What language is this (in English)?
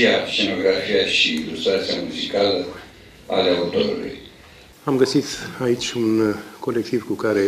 Romanian